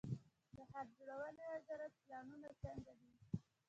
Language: Pashto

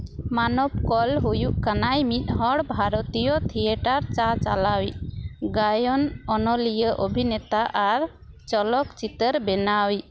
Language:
Santali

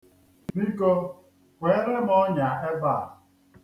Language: Igbo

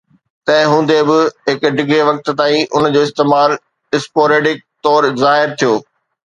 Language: Sindhi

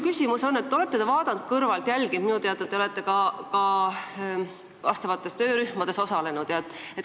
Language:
Estonian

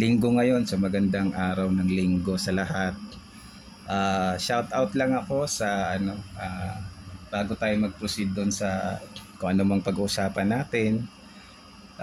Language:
Filipino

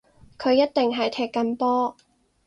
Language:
Cantonese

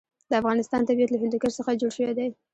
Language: Pashto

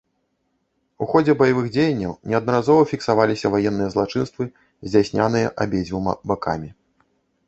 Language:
Belarusian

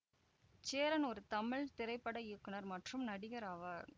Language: Tamil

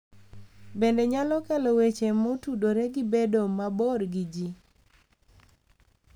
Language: Luo (Kenya and Tanzania)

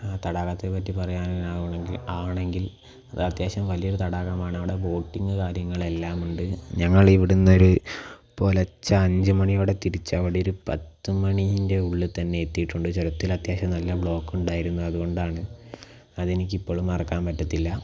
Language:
Malayalam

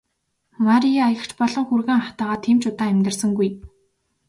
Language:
Mongolian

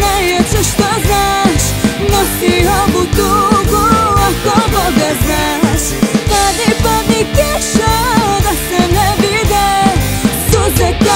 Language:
Arabic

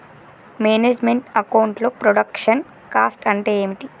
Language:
Telugu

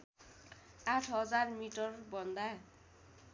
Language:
Nepali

